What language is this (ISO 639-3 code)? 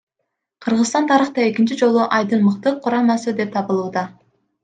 kir